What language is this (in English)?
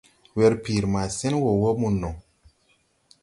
Tupuri